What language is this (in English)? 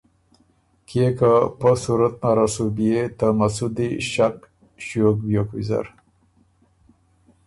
Ormuri